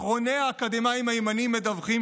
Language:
Hebrew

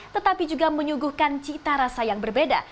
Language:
Indonesian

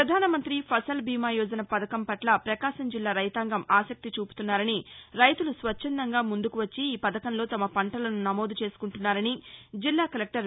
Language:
Telugu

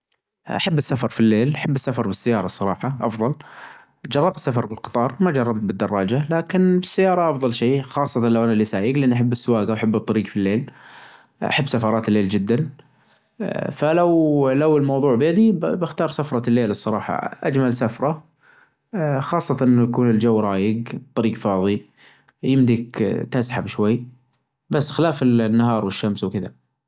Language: Najdi Arabic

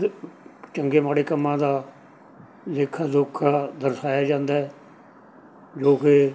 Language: Punjabi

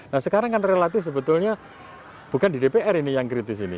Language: Indonesian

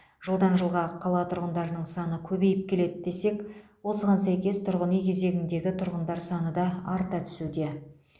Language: Kazakh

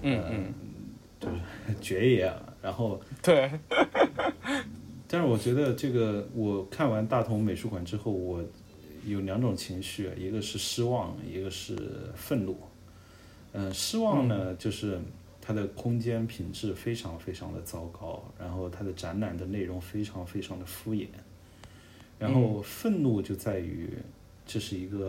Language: Chinese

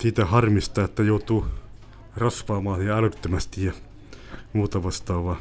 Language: Finnish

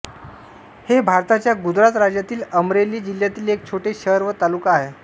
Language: Marathi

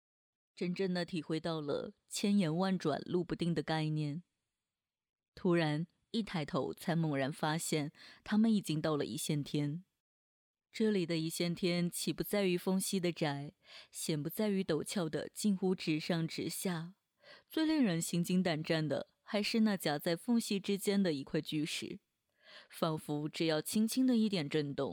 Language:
Chinese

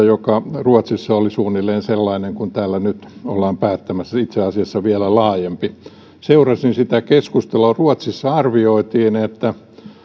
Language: Finnish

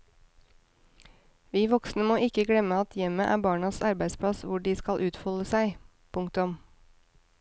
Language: Norwegian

